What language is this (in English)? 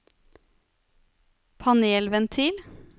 Norwegian